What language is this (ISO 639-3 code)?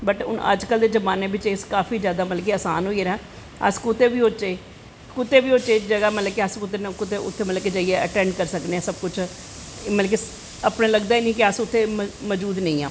doi